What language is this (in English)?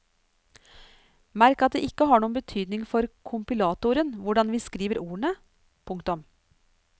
Norwegian